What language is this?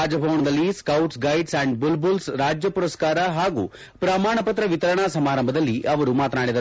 Kannada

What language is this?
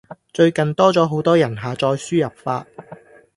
Cantonese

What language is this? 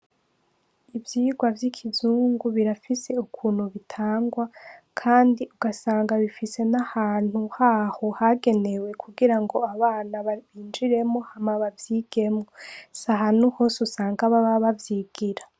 Rundi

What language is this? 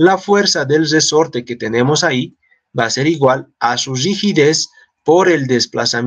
Spanish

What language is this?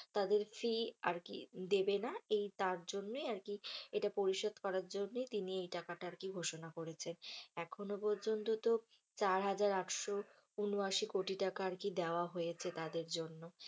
Bangla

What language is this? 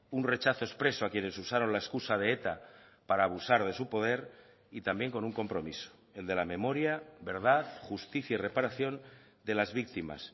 Spanish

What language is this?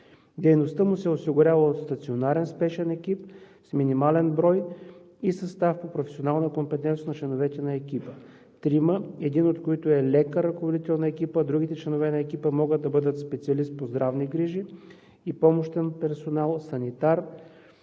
Bulgarian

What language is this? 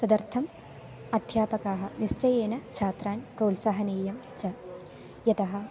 Sanskrit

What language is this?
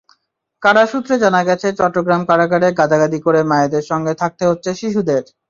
Bangla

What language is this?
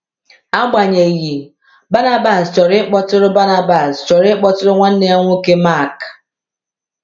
Igbo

